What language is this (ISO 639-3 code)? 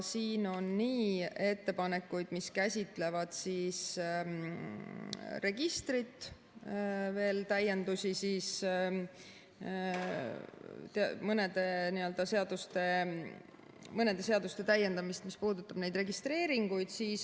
est